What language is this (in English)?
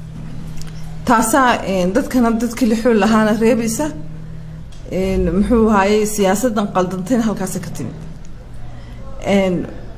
Arabic